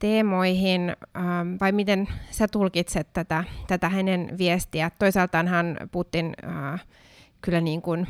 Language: Finnish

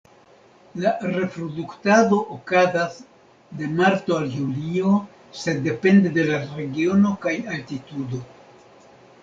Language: Esperanto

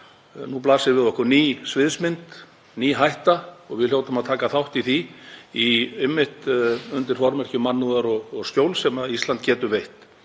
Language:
Icelandic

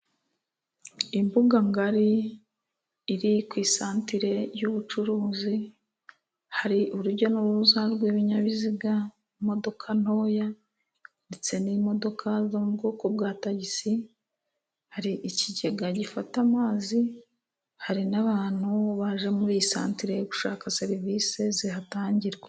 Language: Kinyarwanda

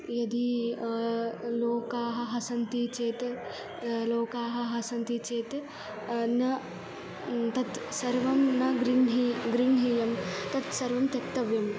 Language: Sanskrit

